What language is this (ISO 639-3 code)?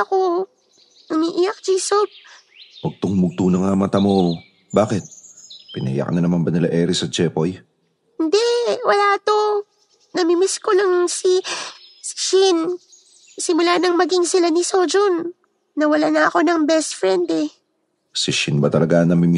fil